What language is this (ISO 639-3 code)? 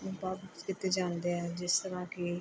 pan